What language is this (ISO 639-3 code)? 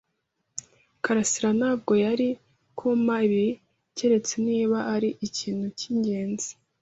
kin